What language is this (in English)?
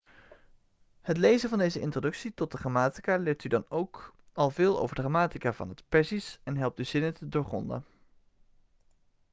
Dutch